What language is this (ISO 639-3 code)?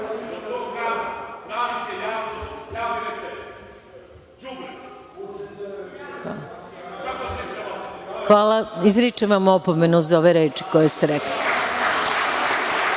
srp